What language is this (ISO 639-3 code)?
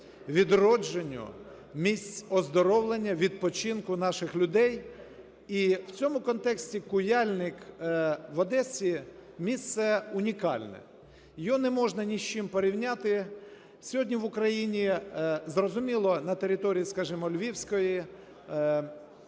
ukr